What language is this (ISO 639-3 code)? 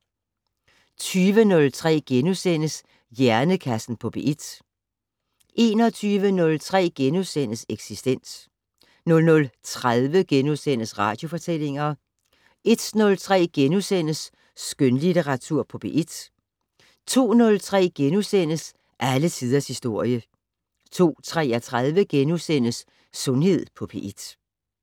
dan